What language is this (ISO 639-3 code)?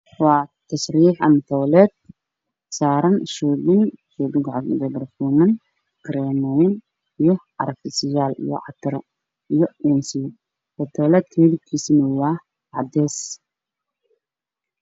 som